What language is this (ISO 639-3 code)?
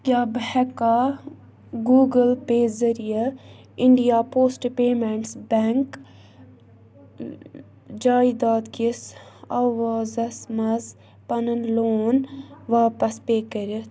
kas